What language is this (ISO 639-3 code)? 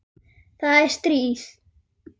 isl